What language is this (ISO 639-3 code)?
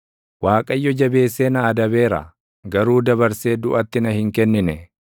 orm